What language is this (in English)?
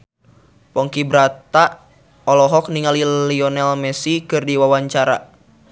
Sundanese